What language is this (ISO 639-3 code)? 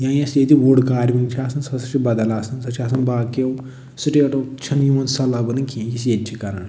kas